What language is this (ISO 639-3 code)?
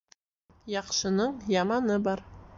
bak